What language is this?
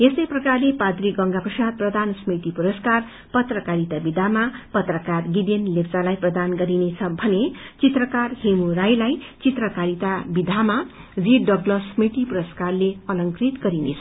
Nepali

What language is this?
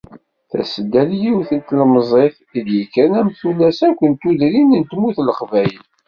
Kabyle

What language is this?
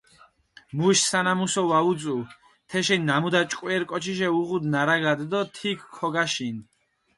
Mingrelian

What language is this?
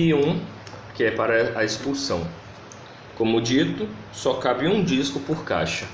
Portuguese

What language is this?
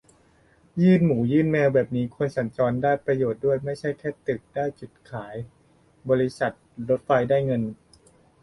Thai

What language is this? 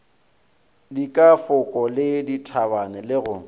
Northern Sotho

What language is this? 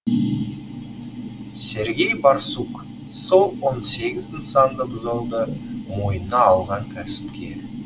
Kazakh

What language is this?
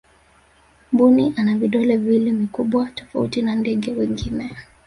Swahili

